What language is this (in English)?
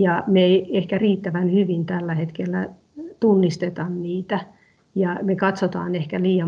Finnish